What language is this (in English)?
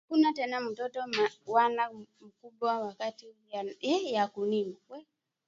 Swahili